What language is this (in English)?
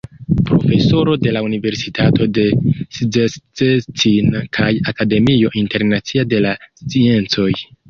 Esperanto